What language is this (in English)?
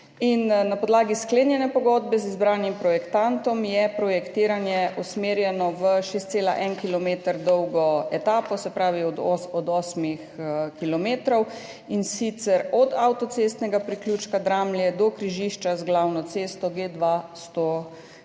Slovenian